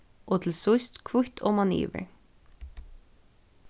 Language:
Faroese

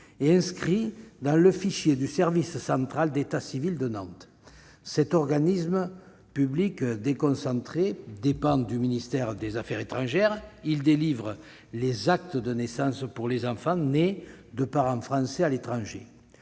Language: French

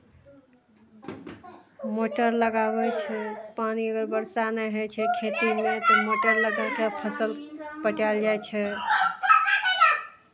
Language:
Maithili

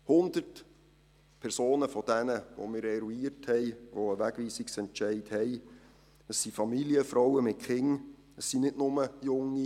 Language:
Swiss German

